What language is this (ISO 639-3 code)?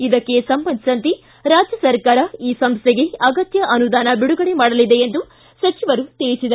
kan